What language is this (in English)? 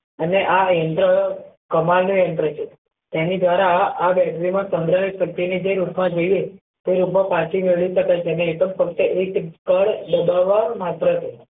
Gujarati